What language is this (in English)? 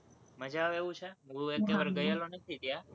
Gujarati